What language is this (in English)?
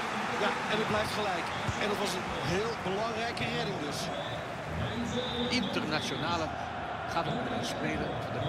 Dutch